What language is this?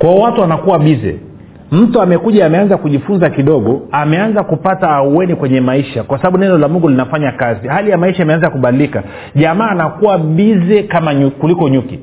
Swahili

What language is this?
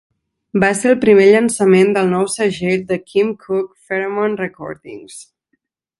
Catalan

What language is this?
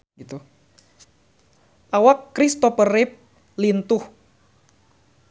Sundanese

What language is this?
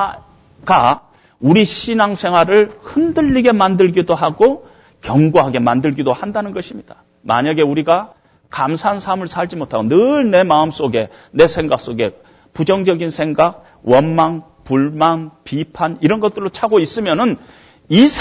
Korean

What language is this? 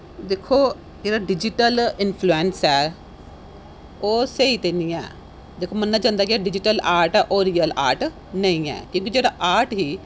Dogri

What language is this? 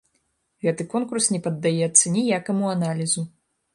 Belarusian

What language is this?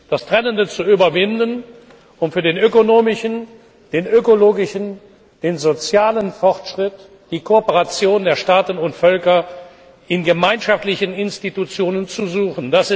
German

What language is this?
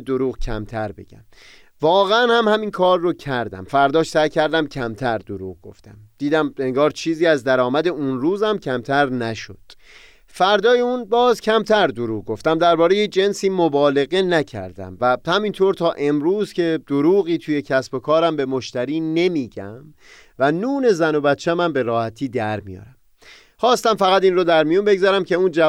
Persian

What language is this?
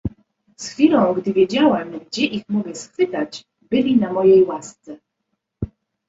Polish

